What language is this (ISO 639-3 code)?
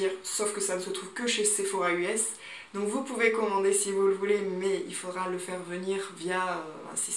fra